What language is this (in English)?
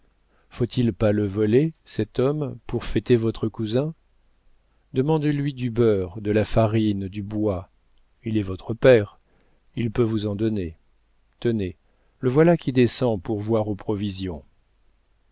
French